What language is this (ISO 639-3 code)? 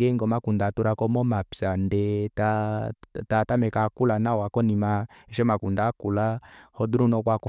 kua